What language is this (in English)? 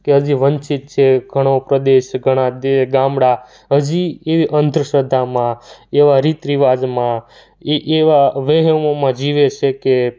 Gujarati